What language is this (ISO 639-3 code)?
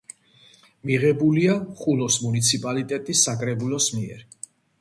kat